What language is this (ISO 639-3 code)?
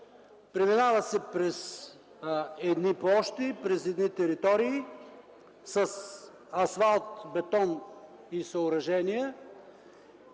bul